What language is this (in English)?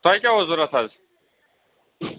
Kashmiri